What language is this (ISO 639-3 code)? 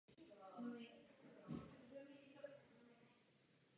ces